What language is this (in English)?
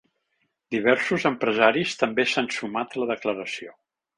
Catalan